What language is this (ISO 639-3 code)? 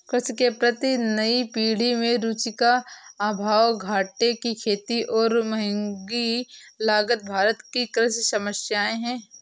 hin